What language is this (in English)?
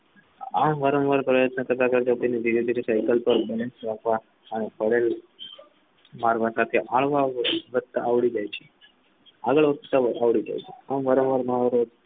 Gujarati